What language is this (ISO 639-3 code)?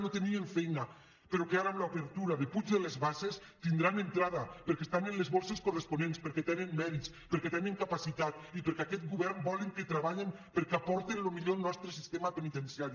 cat